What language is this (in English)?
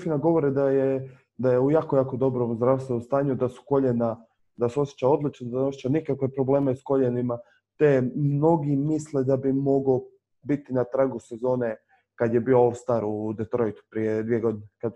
Croatian